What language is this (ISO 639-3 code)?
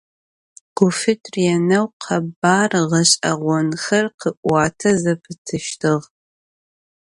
ady